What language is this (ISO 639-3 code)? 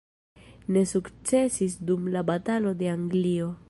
epo